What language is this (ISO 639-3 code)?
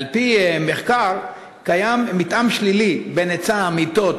heb